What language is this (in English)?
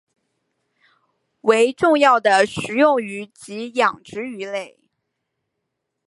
Chinese